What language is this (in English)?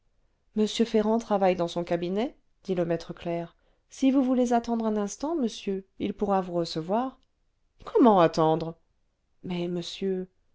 French